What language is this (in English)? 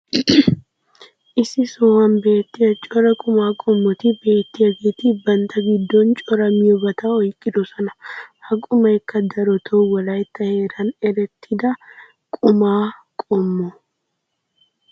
Wolaytta